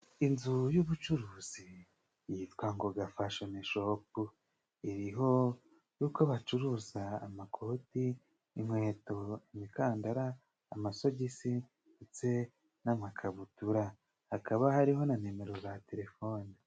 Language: Kinyarwanda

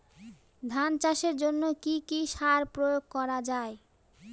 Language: Bangla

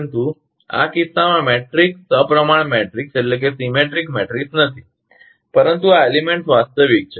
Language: Gujarati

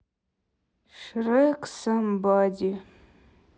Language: Russian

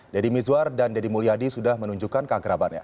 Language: Indonesian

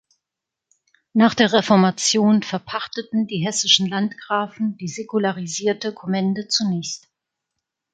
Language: German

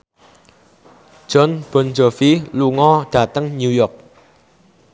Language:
Javanese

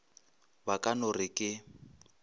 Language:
Northern Sotho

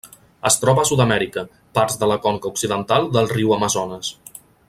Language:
Catalan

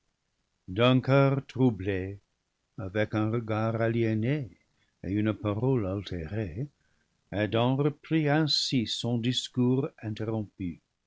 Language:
French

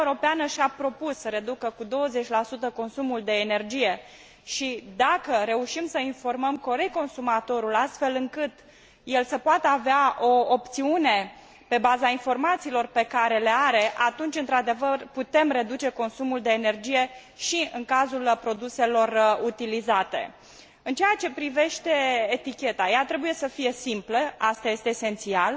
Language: Romanian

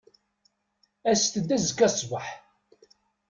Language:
Kabyle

